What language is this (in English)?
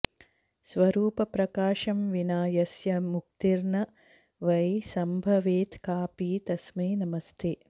Sanskrit